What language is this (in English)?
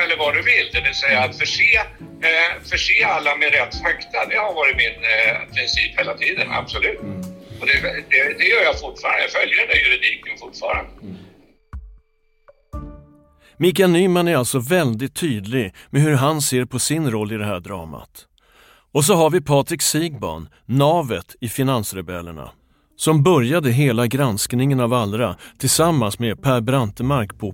Swedish